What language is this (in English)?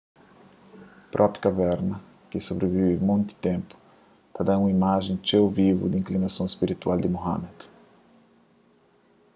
Kabuverdianu